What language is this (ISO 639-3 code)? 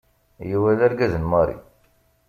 kab